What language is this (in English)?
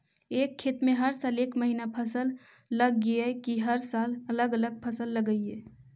Magahi